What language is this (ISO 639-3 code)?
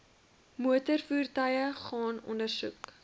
afr